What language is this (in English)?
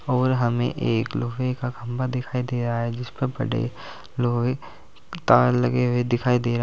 Hindi